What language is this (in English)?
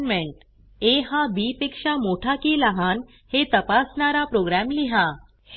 Marathi